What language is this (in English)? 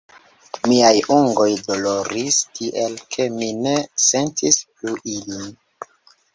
Esperanto